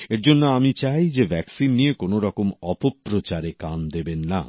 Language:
Bangla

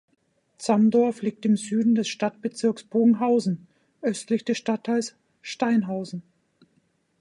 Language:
German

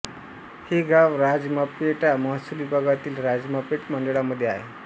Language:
Marathi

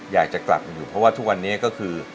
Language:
Thai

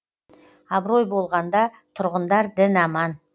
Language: Kazakh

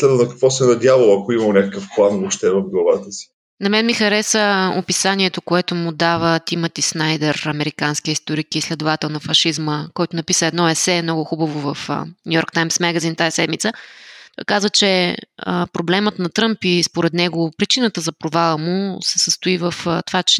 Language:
Bulgarian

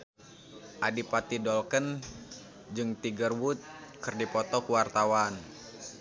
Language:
Sundanese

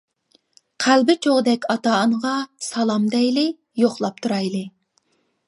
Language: Uyghur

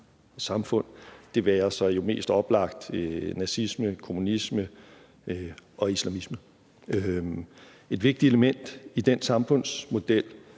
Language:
Danish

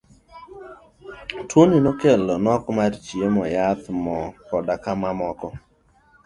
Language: Luo (Kenya and Tanzania)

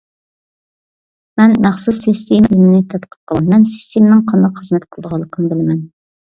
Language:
Uyghur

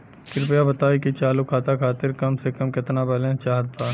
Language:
Bhojpuri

